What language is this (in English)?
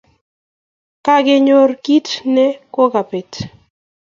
Kalenjin